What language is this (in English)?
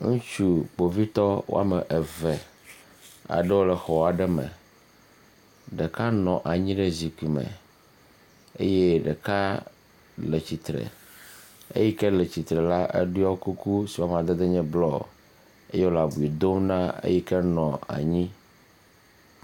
Ewe